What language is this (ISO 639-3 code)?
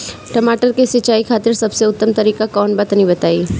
bho